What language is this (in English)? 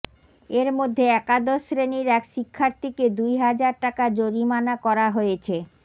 Bangla